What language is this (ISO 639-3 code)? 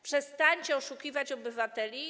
pol